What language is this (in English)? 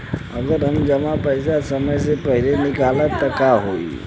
Bhojpuri